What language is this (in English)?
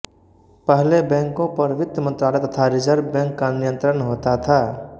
Hindi